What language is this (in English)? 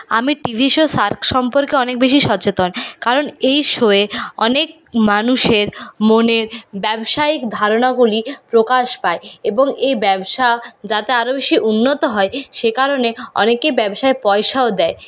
Bangla